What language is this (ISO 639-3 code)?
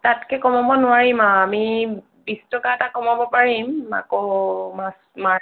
asm